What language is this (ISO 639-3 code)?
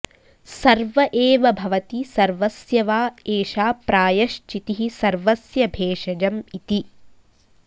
san